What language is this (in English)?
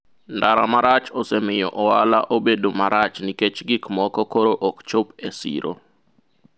Luo (Kenya and Tanzania)